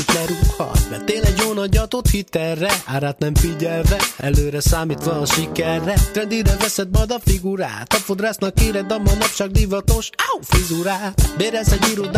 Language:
Hungarian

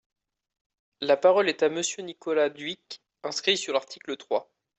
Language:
French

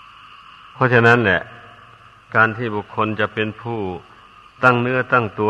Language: Thai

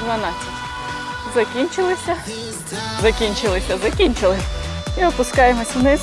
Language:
Ukrainian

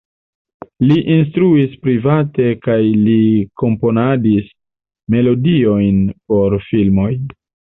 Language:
Esperanto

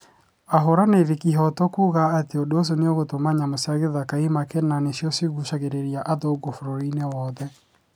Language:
Kikuyu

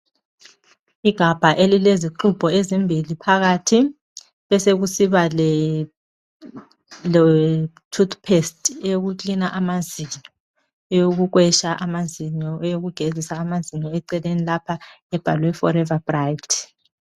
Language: North Ndebele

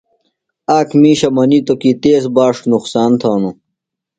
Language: Phalura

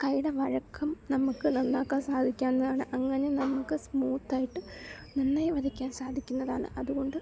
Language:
Malayalam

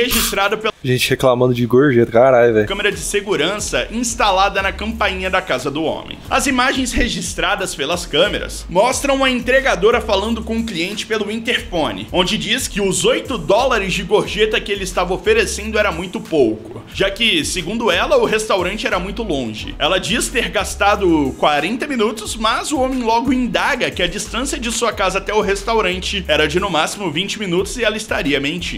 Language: Portuguese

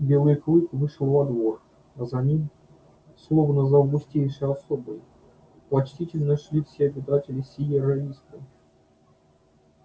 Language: Russian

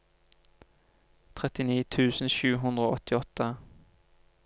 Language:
Norwegian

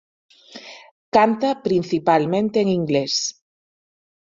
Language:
Galician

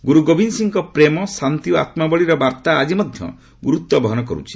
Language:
Odia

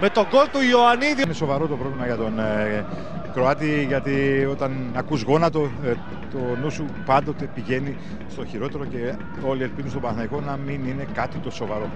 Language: Greek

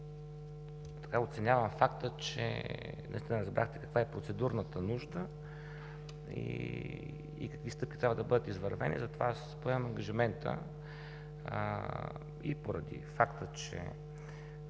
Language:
Bulgarian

